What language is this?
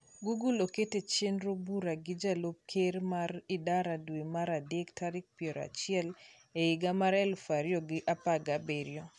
Luo (Kenya and Tanzania)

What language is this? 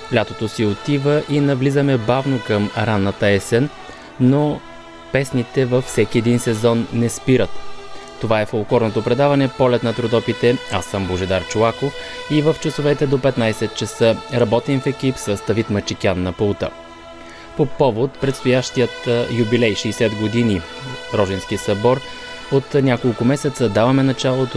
Bulgarian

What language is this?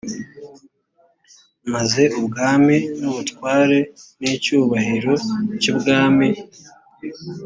Kinyarwanda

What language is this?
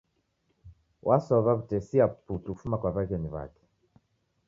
Taita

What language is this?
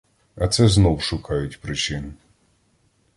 Ukrainian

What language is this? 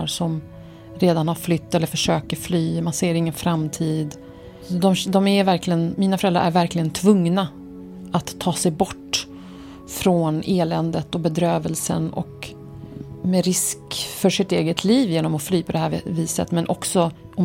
Swedish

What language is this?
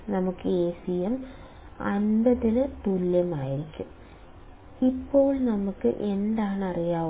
Malayalam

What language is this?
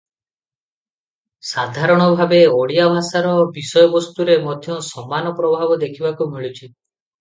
Odia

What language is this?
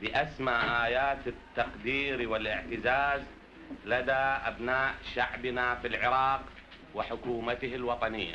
Arabic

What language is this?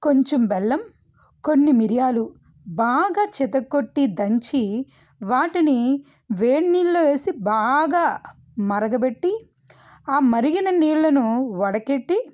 Telugu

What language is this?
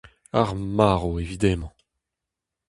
Breton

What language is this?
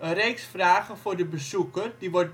Dutch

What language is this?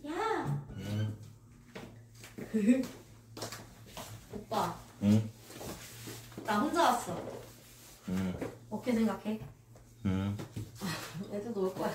Korean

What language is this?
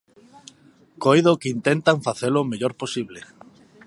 Galician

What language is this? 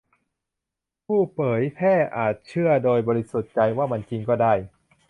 Thai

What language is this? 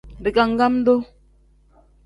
Tem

